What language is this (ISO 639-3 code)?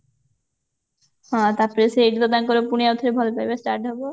ori